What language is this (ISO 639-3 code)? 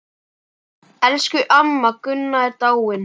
isl